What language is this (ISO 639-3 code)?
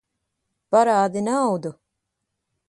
lav